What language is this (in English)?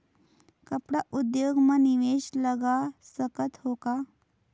Chhattisgarhi